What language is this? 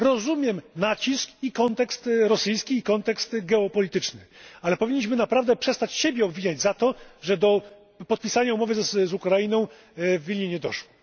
Polish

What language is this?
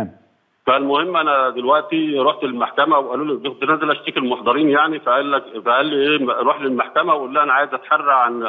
Arabic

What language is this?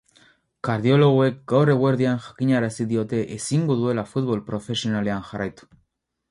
Basque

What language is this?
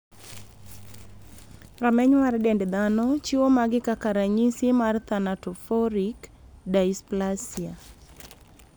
Luo (Kenya and Tanzania)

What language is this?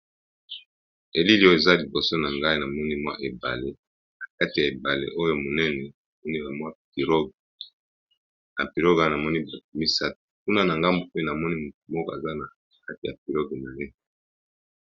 Lingala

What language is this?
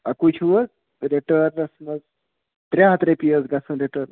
Kashmiri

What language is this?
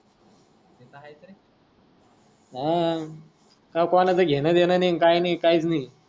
Marathi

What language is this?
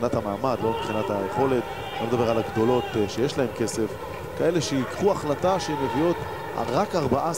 Hebrew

